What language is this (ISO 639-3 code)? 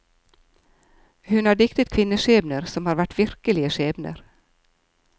nor